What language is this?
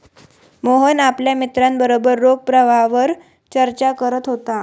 Marathi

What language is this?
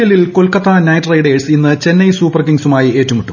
Malayalam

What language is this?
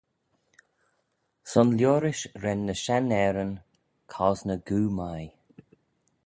Manx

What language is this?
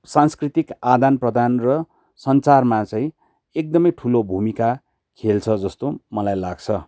Nepali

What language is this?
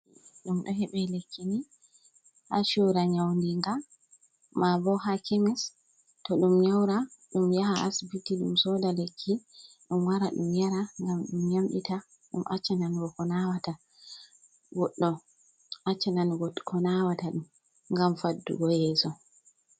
Fula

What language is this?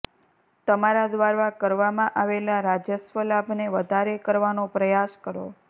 Gujarati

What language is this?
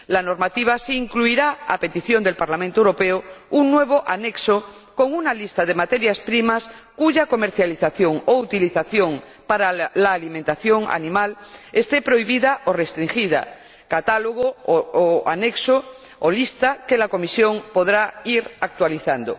Spanish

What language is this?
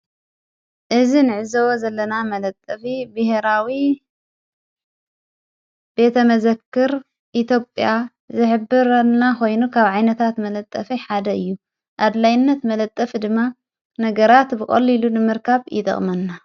Tigrinya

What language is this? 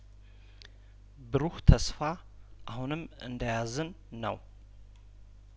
Amharic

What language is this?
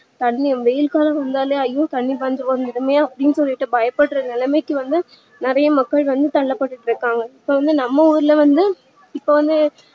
Tamil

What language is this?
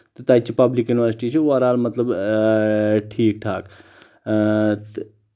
Kashmiri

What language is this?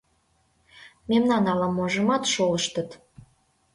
Mari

